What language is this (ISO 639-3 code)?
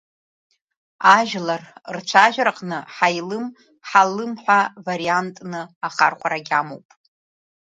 abk